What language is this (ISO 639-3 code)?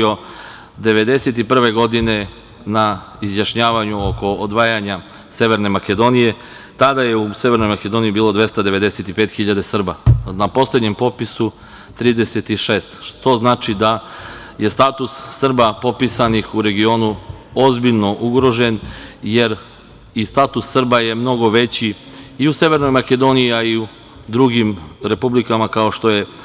srp